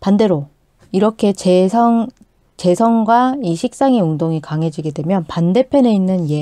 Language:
Korean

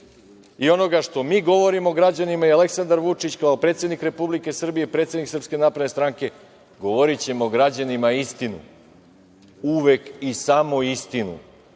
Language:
Serbian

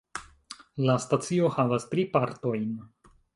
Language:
Esperanto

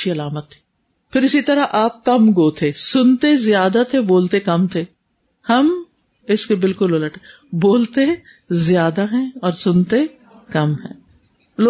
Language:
Urdu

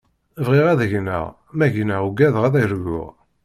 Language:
Kabyle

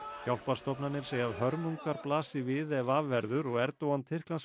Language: Icelandic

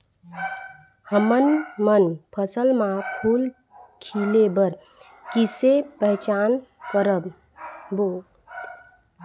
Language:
Chhattisgarhi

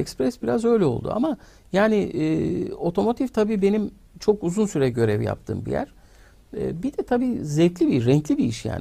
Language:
Turkish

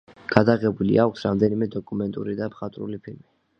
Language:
Georgian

